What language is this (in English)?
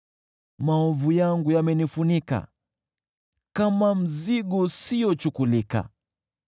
Swahili